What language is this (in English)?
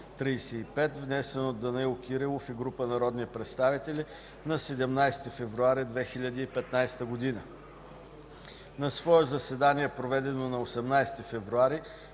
Bulgarian